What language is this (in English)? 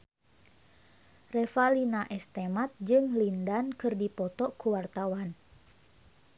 Sundanese